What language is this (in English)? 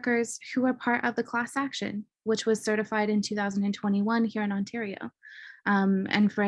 English